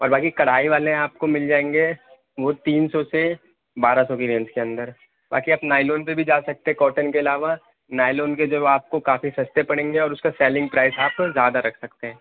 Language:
Urdu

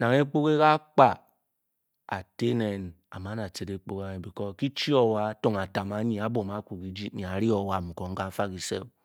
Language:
Bokyi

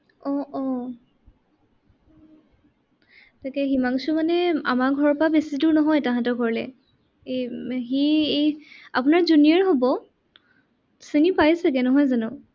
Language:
Assamese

